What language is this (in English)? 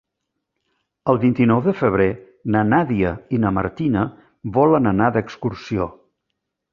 Catalan